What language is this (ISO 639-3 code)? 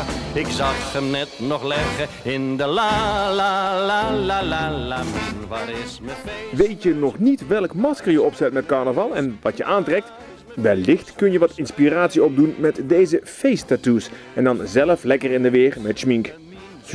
nld